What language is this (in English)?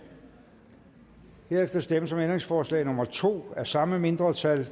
Danish